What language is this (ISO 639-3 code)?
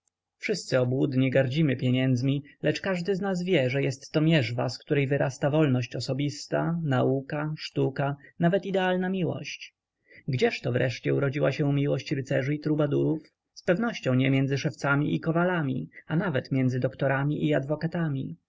pol